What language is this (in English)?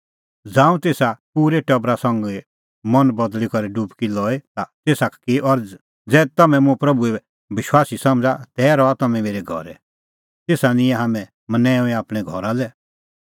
Kullu Pahari